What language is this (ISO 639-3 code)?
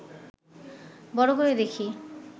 ben